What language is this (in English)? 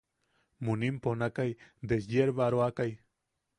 Yaqui